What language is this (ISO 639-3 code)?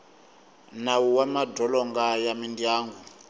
tso